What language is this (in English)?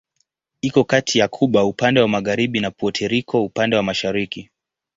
Swahili